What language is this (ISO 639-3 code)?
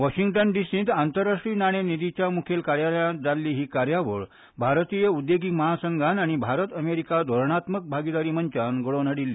kok